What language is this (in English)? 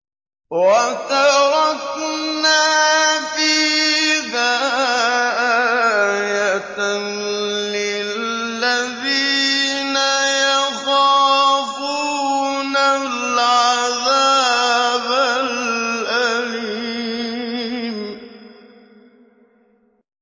Arabic